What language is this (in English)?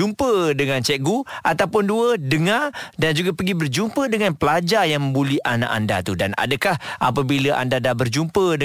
Malay